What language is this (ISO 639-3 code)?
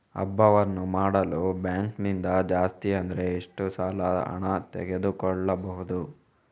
kan